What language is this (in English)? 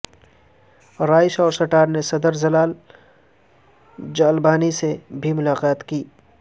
Urdu